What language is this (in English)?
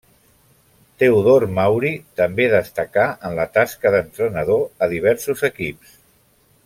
Catalan